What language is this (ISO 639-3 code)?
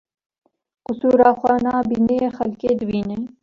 kur